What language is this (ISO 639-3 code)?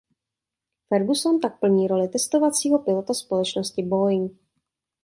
ces